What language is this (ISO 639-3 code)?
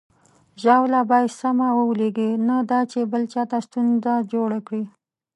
pus